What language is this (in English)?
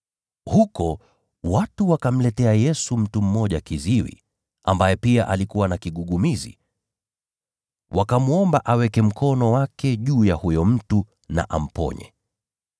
Swahili